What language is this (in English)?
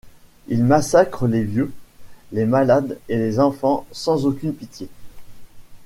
French